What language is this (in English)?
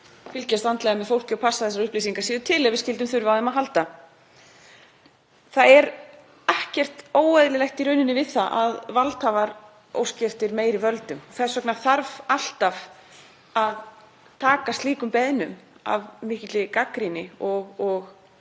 Icelandic